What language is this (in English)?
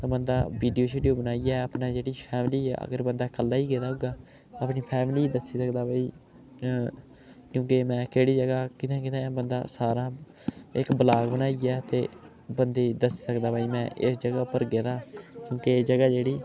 Dogri